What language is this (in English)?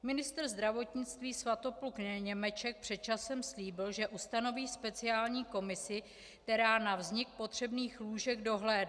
Czech